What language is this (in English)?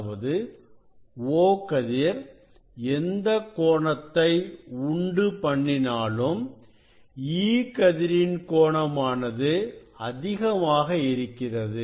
Tamil